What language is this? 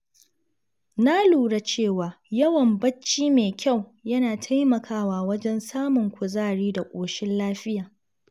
Hausa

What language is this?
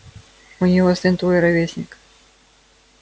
Russian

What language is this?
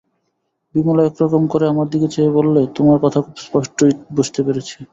Bangla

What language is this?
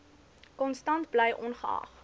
Afrikaans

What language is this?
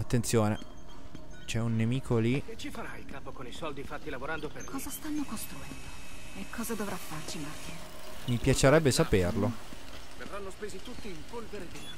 Italian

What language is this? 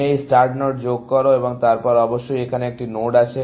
Bangla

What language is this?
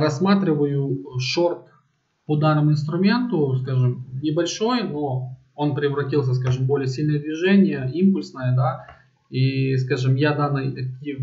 Russian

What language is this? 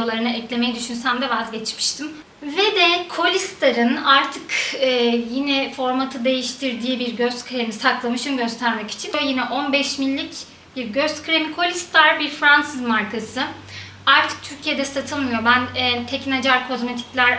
Turkish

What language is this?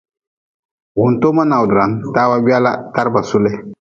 Nawdm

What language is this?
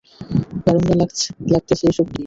Bangla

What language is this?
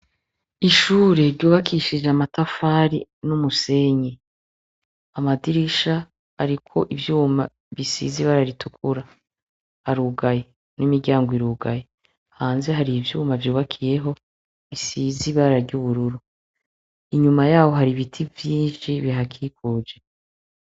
Rundi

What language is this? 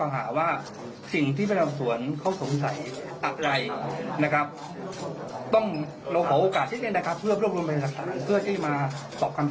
Thai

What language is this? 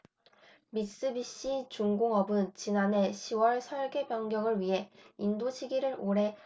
Korean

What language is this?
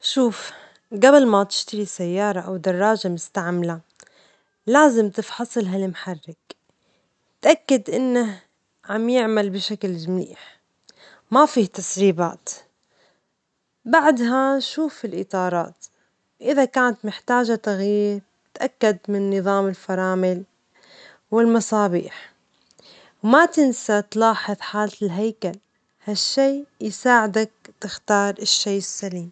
Omani Arabic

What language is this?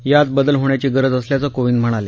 Marathi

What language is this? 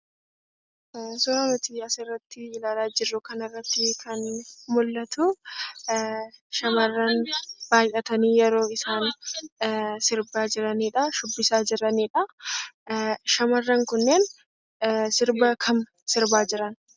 Oromo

